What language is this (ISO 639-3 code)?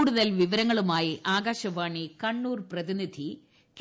mal